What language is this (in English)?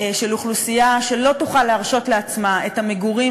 Hebrew